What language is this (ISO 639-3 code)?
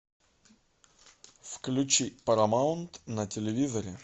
rus